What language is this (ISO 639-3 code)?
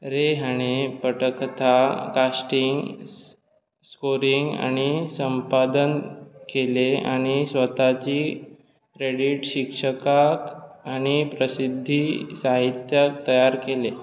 kok